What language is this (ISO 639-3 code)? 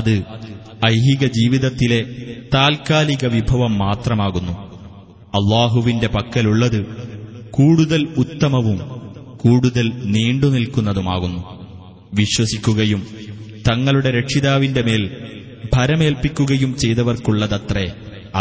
mal